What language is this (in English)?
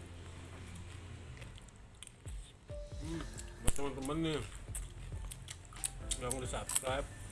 Indonesian